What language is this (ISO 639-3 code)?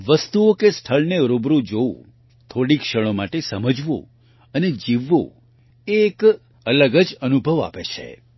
guj